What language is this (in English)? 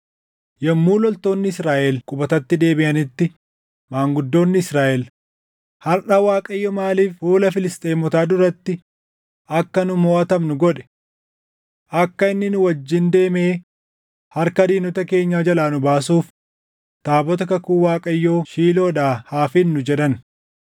Oromo